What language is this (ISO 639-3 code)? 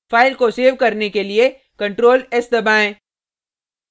hin